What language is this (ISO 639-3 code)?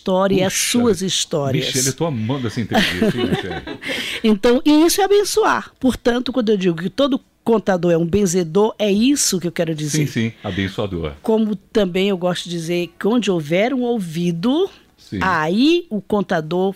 por